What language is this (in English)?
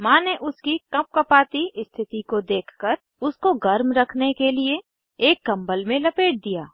Hindi